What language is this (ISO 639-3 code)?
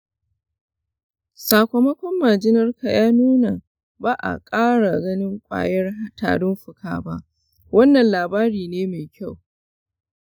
hau